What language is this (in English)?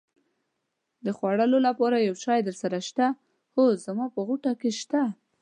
Pashto